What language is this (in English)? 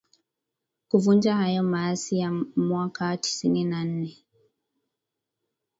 Swahili